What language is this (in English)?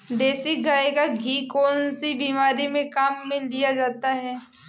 Hindi